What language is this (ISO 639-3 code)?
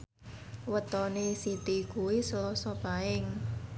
jav